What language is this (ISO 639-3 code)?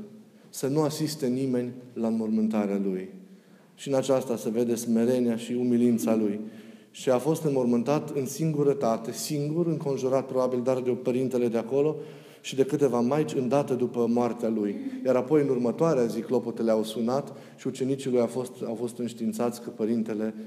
ron